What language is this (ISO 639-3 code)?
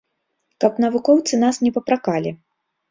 bel